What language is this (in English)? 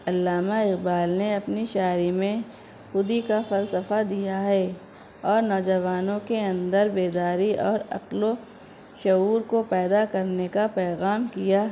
Urdu